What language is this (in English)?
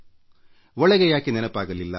Kannada